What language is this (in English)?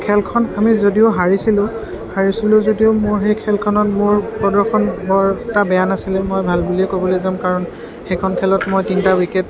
Assamese